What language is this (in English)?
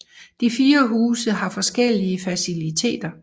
Danish